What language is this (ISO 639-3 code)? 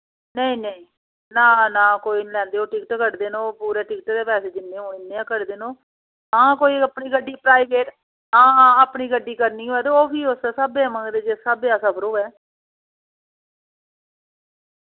doi